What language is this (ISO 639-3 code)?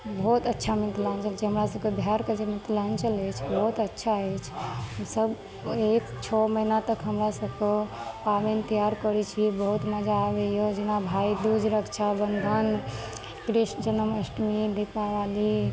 mai